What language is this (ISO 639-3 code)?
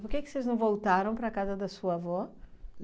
por